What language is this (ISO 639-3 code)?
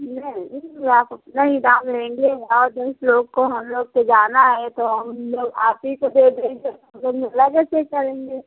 hin